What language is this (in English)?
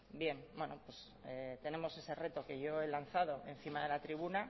Spanish